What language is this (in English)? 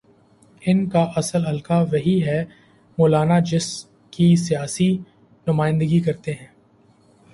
Urdu